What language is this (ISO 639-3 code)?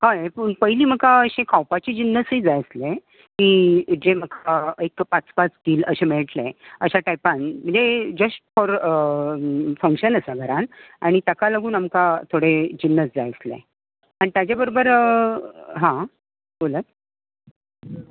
kok